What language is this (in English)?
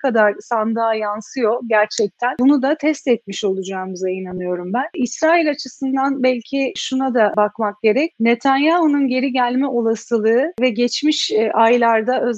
Turkish